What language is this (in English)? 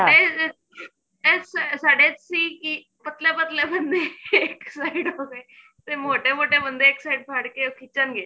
Punjabi